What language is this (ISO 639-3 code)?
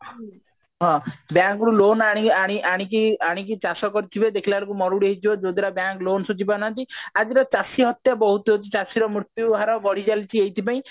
ori